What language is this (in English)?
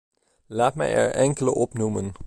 Dutch